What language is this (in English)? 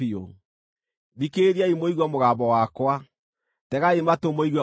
Kikuyu